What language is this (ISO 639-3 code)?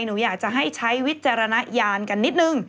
tha